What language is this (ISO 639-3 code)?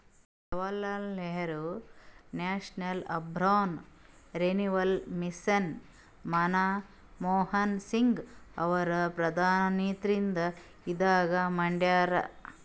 kan